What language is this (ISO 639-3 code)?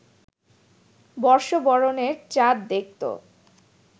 ben